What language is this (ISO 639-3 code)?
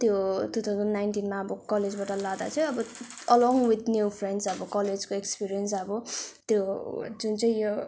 nep